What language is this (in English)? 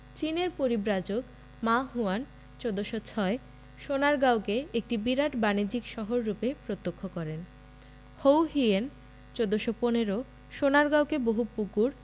Bangla